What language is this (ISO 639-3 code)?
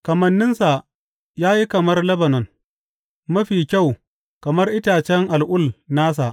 hau